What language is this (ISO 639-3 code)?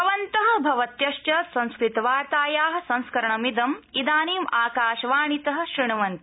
san